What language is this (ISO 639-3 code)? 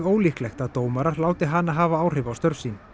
isl